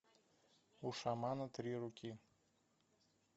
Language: Russian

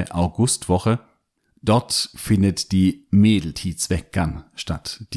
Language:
German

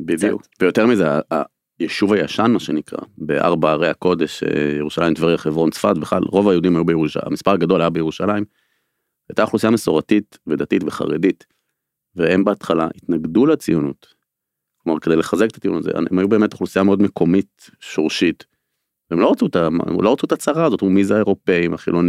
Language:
Hebrew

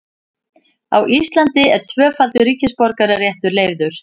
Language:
Icelandic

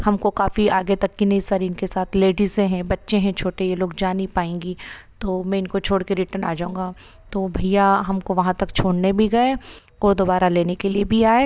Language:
Hindi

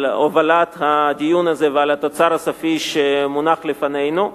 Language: Hebrew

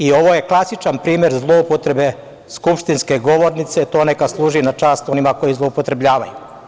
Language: Serbian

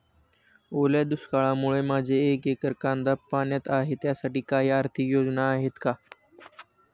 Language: Marathi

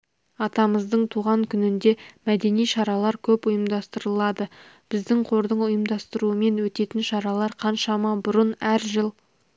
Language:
Kazakh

